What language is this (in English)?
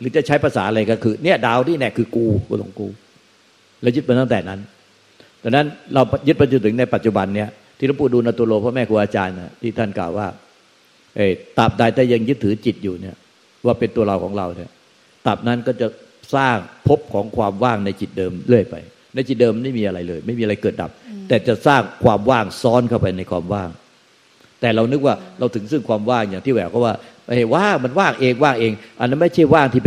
Thai